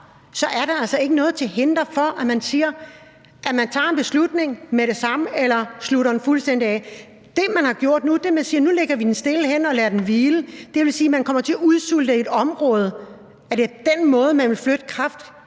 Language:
Danish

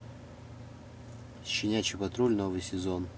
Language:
Russian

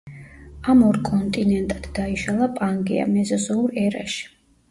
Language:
Georgian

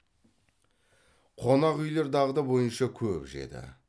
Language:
Kazakh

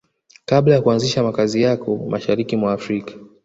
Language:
Swahili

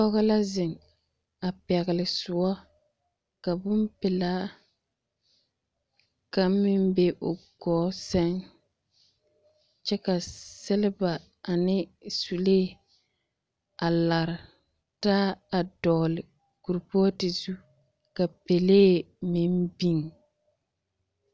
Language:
Southern Dagaare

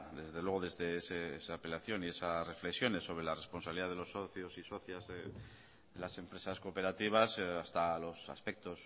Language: Spanish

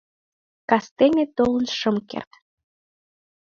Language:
Mari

